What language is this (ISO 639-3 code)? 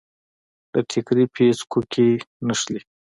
pus